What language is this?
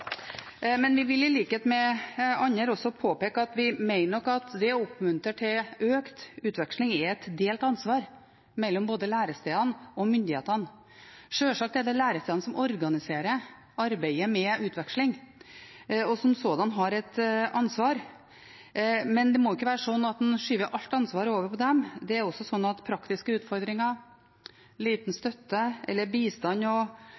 Norwegian Bokmål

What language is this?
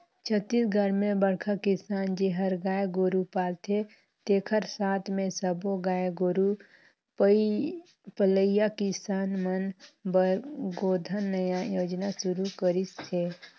Chhattisgarhi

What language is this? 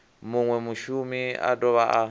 Venda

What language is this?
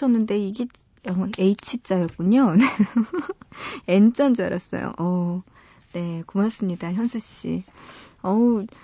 Korean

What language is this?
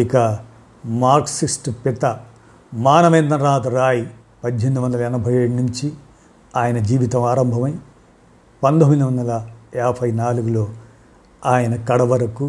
Telugu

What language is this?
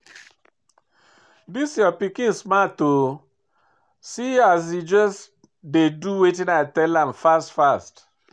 Nigerian Pidgin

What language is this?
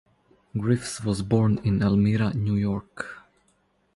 English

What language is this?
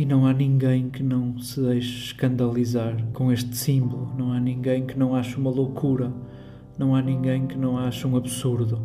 Portuguese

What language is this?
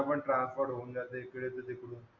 Marathi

